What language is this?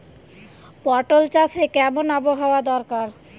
Bangla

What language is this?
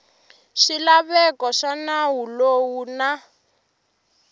Tsonga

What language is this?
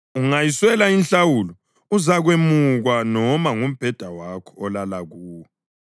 North Ndebele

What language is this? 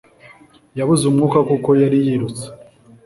Kinyarwanda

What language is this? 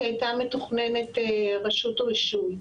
Hebrew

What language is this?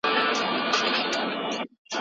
Pashto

